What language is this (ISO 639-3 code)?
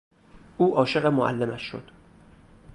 fas